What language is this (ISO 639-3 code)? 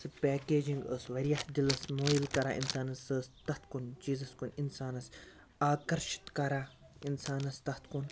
kas